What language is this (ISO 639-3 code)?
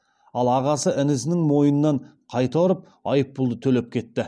kaz